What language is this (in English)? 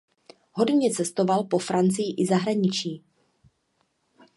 Czech